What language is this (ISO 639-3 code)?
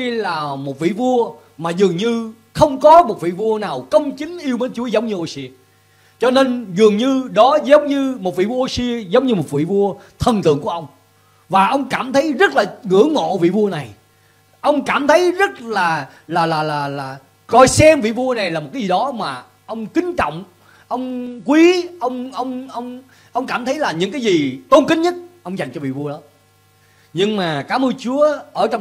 vie